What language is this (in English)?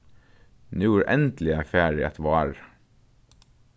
Faroese